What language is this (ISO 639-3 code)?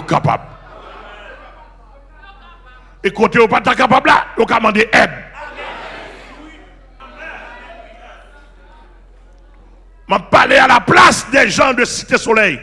fra